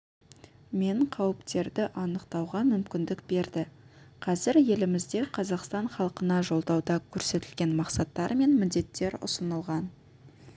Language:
Kazakh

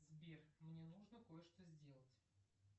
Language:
Russian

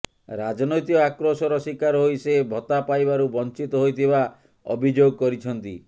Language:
Odia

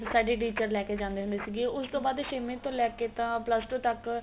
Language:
Punjabi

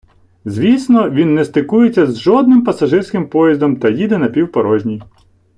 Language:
Ukrainian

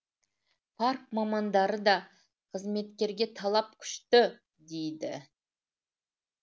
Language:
Kazakh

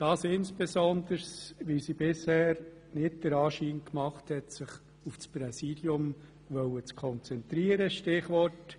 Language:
Swiss German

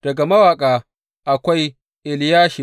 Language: Hausa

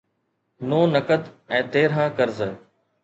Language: Sindhi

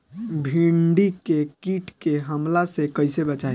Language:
Bhojpuri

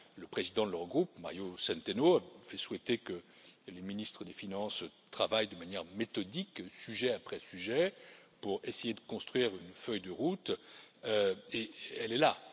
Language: French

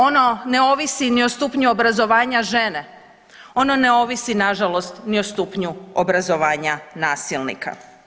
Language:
Croatian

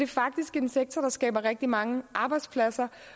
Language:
Danish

